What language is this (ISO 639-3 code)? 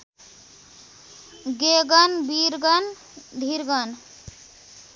nep